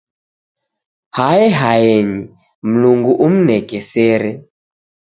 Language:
Taita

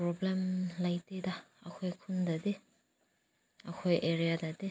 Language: Manipuri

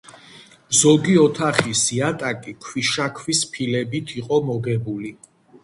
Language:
Georgian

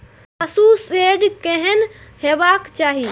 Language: Maithili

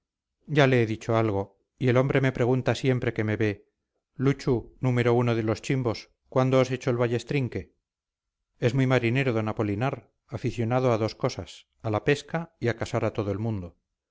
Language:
Spanish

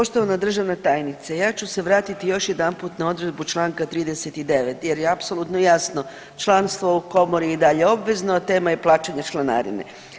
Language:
Croatian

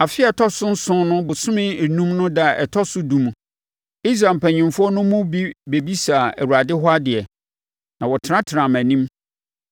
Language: Akan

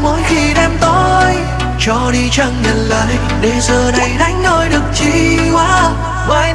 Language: Vietnamese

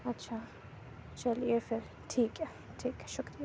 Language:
Urdu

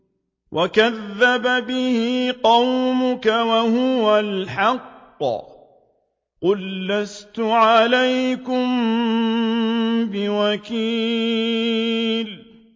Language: Arabic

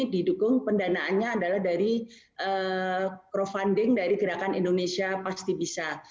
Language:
Indonesian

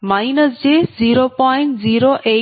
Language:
Telugu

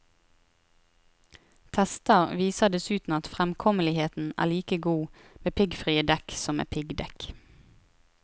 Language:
Norwegian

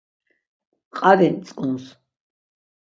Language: Laz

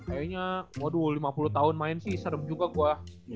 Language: Indonesian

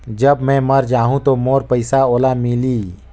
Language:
Chhattisgarhi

